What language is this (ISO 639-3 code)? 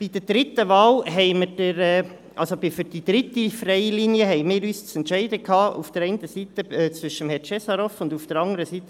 gsw